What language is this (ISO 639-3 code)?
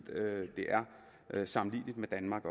dan